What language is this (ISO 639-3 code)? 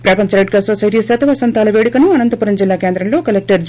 tel